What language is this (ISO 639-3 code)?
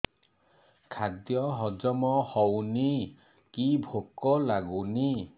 ori